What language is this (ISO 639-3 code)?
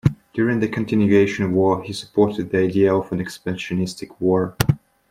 eng